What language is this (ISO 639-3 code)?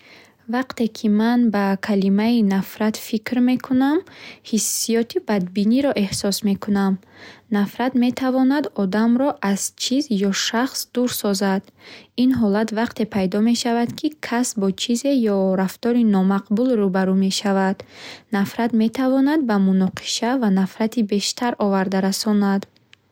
bhh